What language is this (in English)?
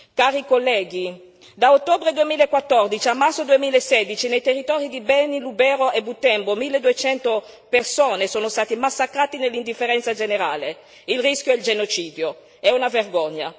Italian